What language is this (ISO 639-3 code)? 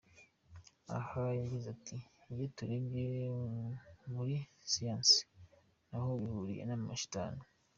kin